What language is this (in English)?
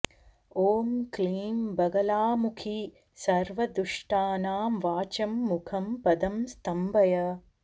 Sanskrit